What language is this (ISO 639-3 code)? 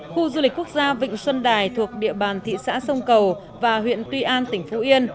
vie